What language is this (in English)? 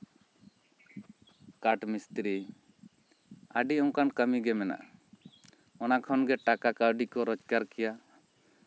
Santali